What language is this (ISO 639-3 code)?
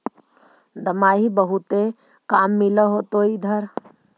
mag